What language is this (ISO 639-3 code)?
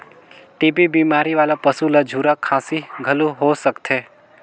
hne